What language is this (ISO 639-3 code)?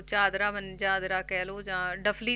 pan